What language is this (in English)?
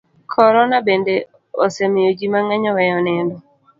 Luo (Kenya and Tanzania)